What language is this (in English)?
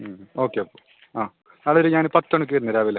Malayalam